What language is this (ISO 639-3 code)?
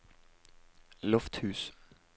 nor